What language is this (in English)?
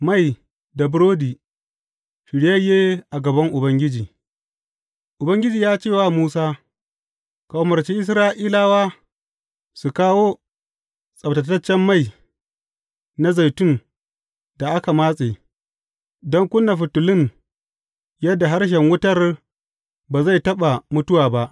Hausa